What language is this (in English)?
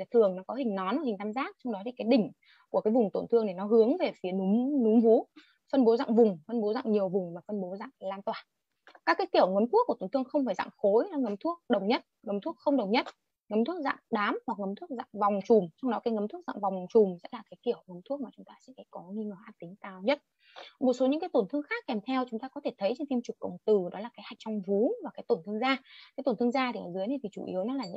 Vietnamese